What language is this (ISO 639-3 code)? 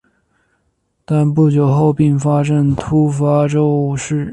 zho